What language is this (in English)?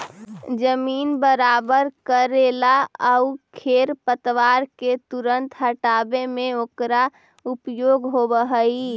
Magahi